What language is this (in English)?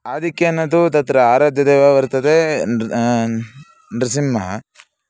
Sanskrit